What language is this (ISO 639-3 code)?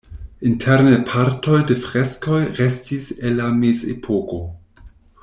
epo